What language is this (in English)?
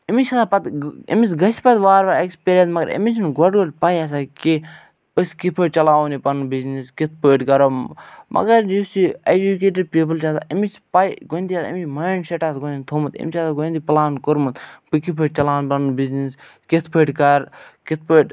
Kashmiri